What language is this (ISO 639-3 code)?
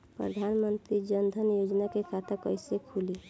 bho